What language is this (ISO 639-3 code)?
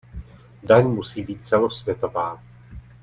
ces